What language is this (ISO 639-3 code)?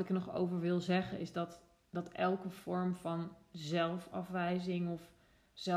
nld